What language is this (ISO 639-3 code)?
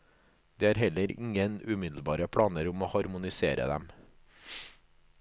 nor